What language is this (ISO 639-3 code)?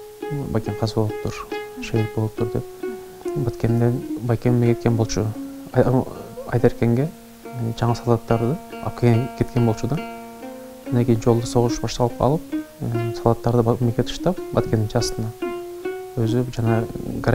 tur